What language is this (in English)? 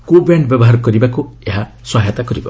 Odia